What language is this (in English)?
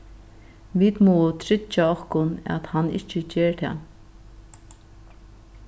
Faroese